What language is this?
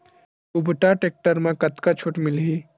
Chhattisgarhi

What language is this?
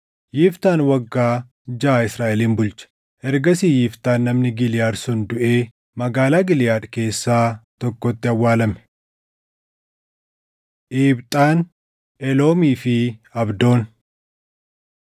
Oromo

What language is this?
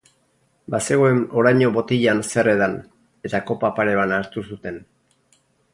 Basque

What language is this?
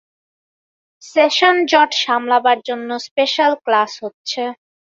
Bangla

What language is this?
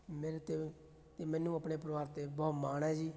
Punjabi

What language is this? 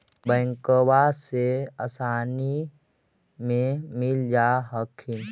Magahi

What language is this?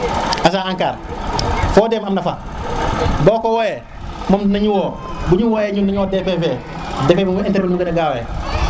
Serer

